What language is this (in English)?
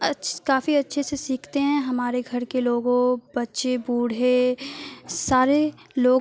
Urdu